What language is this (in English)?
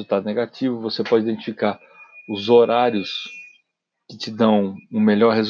Portuguese